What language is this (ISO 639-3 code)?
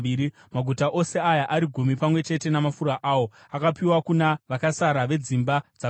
sna